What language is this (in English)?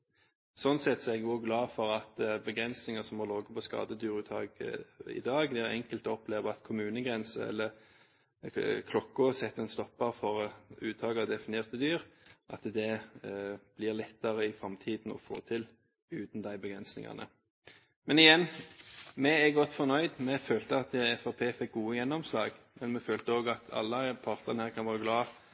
Norwegian Bokmål